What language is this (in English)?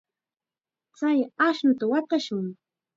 Chiquián Ancash Quechua